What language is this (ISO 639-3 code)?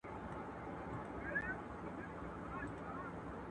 pus